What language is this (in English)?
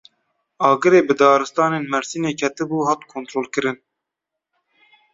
Kurdish